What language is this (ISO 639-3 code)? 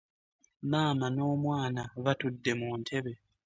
lug